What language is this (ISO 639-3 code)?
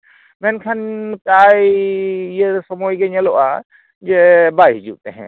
sat